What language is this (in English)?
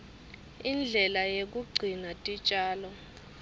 Swati